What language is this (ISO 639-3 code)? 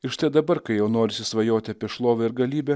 lit